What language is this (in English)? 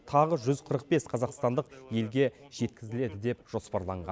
Kazakh